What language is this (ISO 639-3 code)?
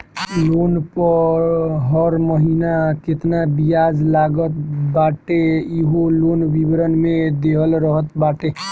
bho